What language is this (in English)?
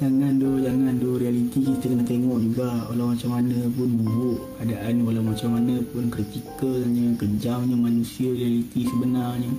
Malay